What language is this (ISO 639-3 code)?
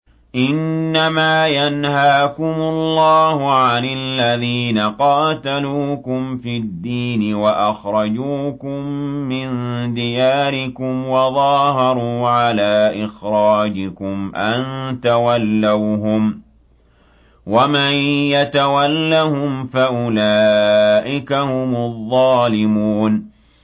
ara